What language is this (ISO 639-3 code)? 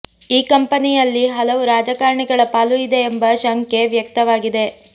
kan